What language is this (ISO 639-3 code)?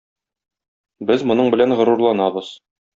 tat